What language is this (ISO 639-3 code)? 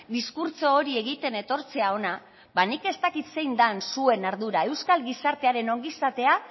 eus